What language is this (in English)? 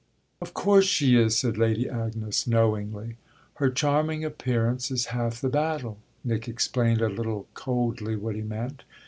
English